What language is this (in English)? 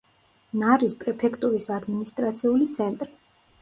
Georgian